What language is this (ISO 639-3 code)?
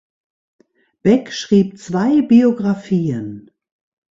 deu